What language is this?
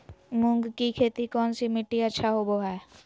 Magahi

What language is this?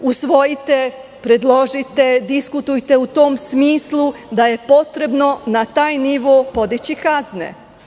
Serbian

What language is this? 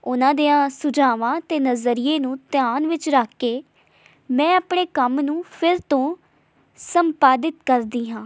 Punjabi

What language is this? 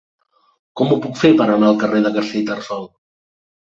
Catalan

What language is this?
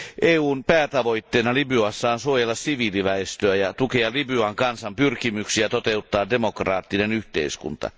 Finnish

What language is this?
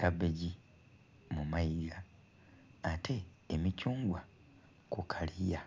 Soga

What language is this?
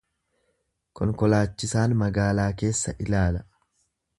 Oromo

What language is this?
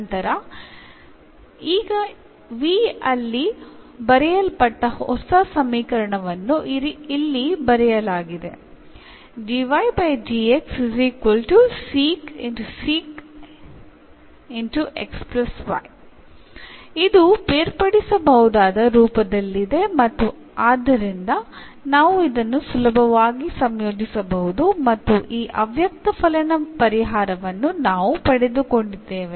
Kannada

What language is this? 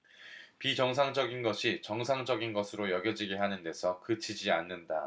Korean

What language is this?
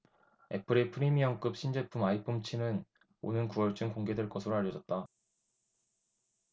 Korean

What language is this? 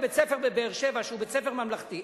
Hebrew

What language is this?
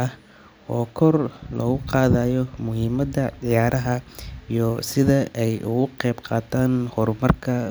Somali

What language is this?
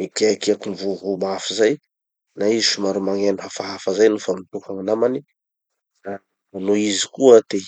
Tanosy Malagasy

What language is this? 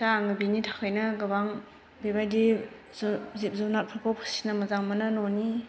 Bodo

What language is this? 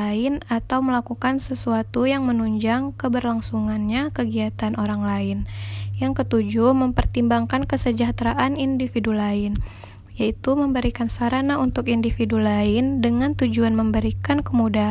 Indonesian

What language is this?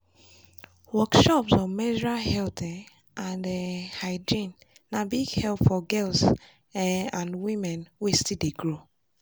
Nigerian Pidgin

